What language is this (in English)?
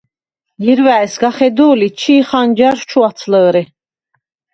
Svan